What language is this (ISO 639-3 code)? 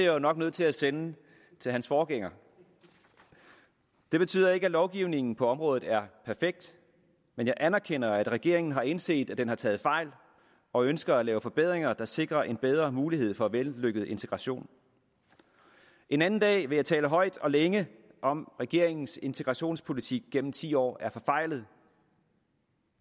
dan